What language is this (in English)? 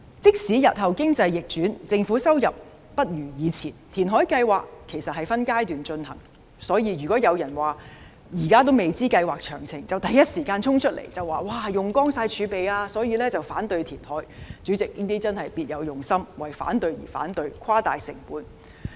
Cantonese